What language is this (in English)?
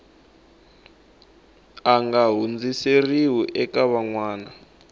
Tsonga